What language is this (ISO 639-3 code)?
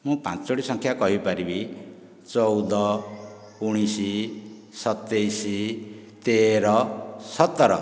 ori